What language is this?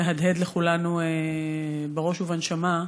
Hebrew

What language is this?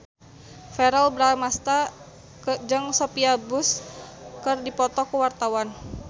Sundanese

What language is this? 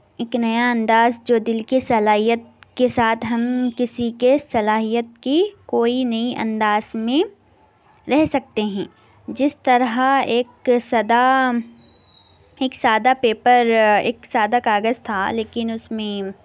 Urdu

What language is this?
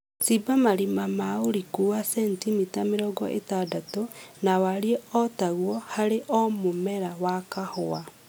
Kikuyu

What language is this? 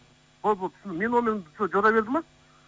Kazakh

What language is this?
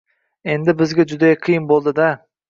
Uzbek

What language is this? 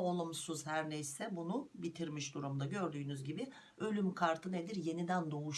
Turkish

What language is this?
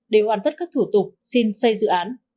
Vietnamese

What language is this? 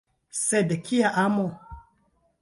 Esperanto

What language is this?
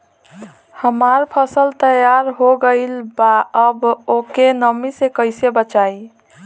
Bhojpuri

